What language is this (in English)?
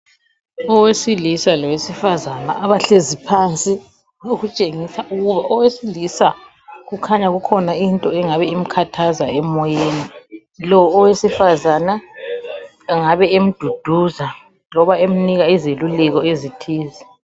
North Ndebele